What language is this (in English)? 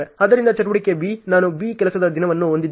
Kannada